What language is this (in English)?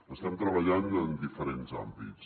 Catalan